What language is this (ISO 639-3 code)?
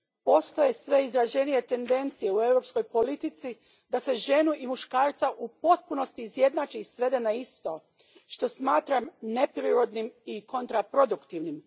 hrv